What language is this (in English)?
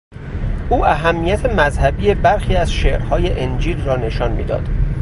Persian